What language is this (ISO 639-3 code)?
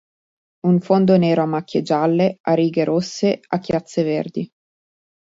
ita